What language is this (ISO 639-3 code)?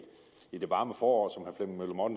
dan